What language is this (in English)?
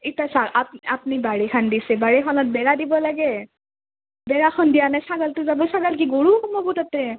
Assamese